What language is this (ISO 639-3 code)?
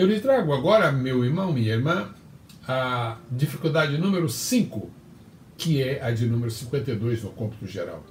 por